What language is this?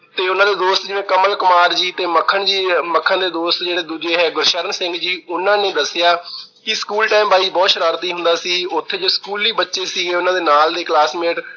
Punjabi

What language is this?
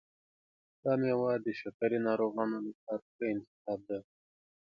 Pashto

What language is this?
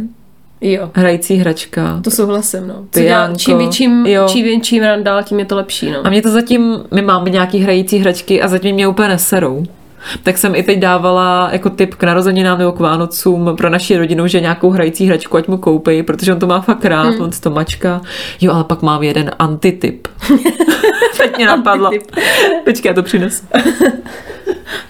Czech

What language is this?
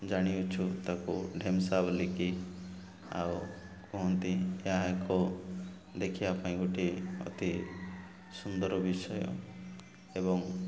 Odia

